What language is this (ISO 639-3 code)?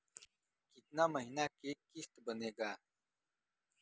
bho